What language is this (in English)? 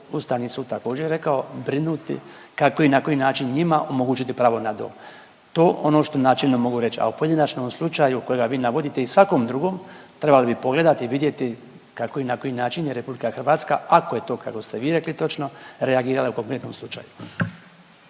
Croatian